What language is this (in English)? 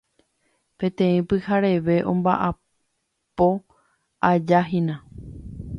Guarani